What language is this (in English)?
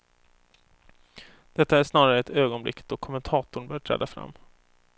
Swedish